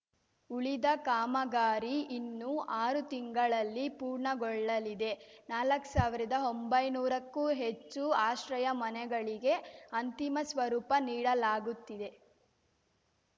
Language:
Kannada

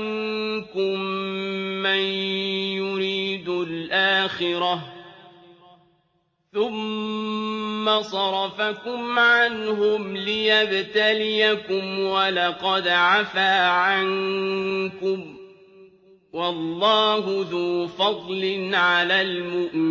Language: Arabic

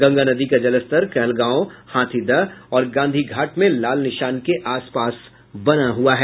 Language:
Hindi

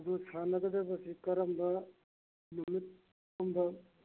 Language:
Manipuri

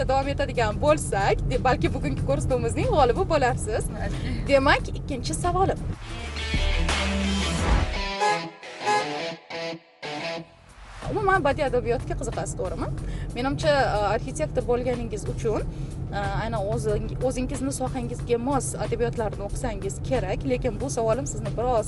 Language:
Turkish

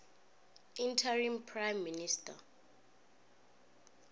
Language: Northern Sotho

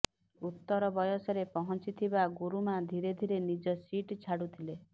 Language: Odia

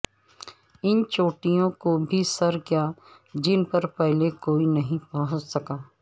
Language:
Urdu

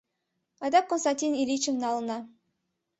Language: Mari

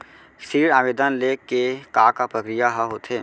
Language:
Chhattisgarhi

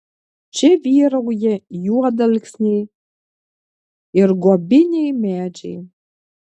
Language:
Lithuanian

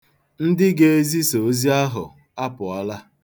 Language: Igbo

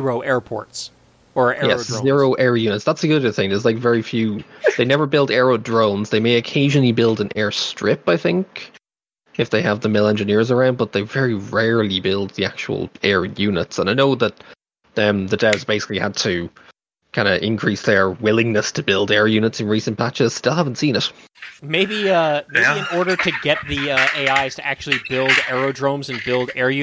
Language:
English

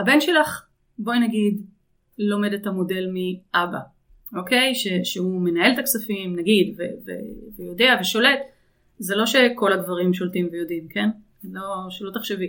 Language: Hebrew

